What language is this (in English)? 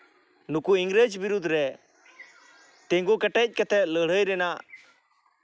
Santali